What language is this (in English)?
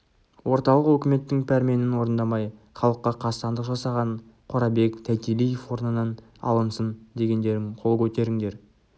Kazakh